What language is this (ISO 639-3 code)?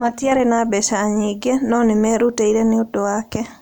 kik